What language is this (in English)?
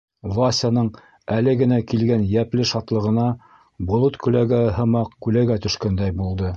Bashkir